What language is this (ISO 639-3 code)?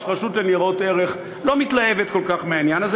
heb